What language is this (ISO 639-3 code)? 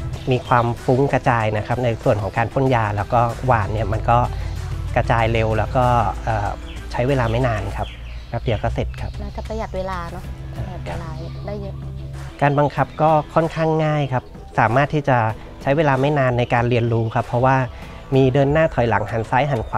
tha